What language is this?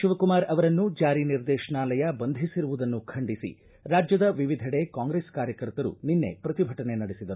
Kannada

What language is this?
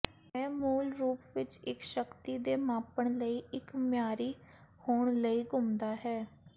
Punjabi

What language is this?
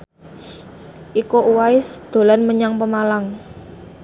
Javanese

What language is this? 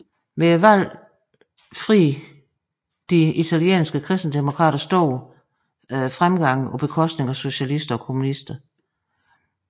Danish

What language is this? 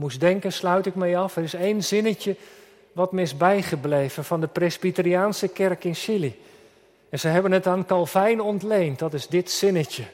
Dutch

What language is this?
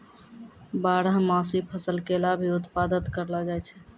Maithili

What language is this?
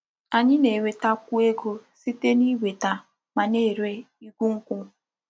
Igbo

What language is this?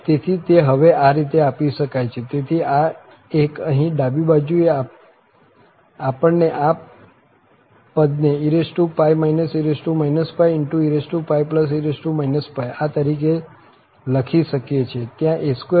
Gujarati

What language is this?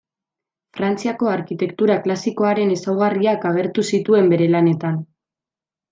Basque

